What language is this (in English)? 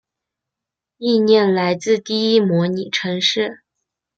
Chinese